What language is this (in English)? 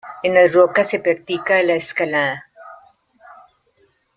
Spanish